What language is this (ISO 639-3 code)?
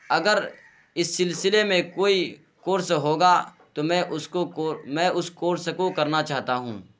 urd